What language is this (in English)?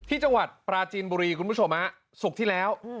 Thai